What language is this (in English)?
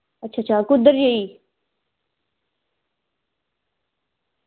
Dogri